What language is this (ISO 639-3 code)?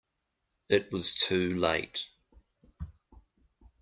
eng